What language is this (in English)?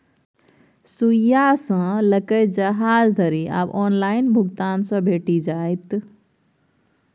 Maithili